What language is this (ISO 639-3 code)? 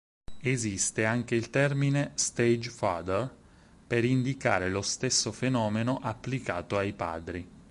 ita